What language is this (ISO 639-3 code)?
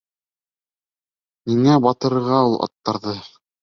bak